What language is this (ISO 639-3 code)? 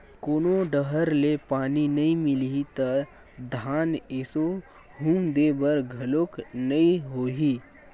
hne